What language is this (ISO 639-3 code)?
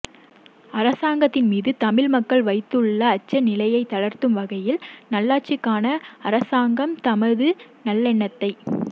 tam